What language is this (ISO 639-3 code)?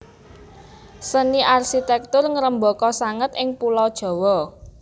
jav